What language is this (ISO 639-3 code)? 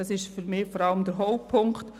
gsw